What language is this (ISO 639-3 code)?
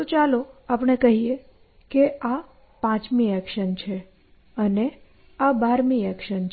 guj